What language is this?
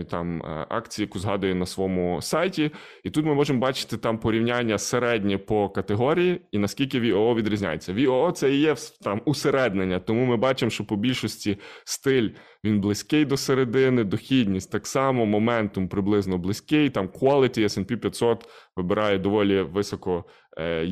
Ukrainian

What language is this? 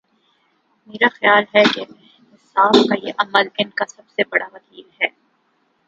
Urdu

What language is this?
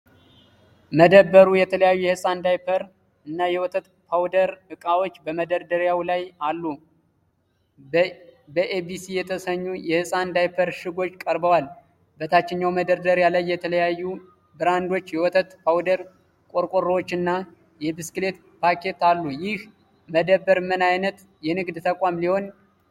Amharic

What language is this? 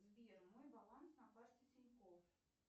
Russian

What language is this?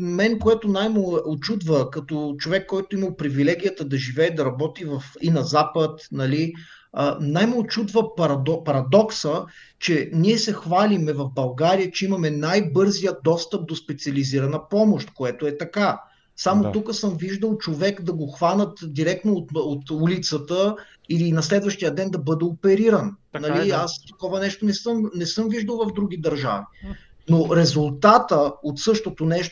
Bulgarian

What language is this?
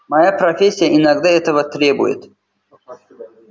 Russian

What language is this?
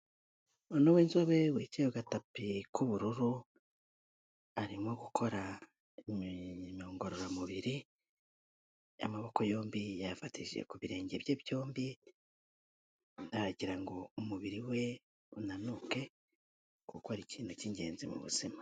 Kinyarwanda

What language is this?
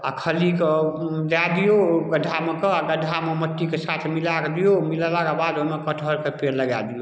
Maithili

